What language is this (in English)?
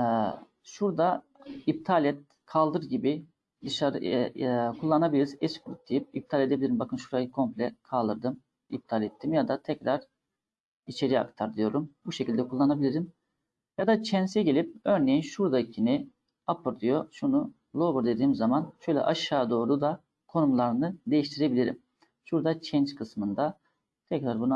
Turkish